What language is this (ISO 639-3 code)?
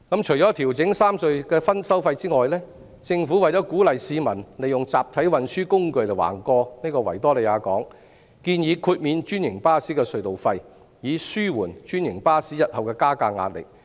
yue